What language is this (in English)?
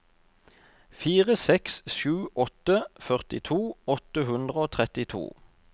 Norwegian